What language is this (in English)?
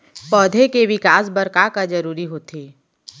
Chhattisgarhi